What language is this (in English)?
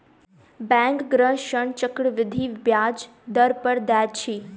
Maithili